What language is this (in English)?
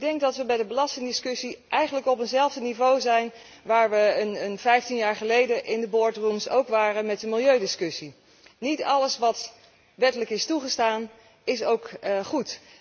Dutch